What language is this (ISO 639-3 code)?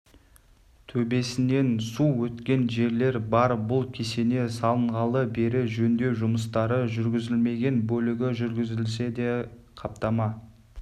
kaz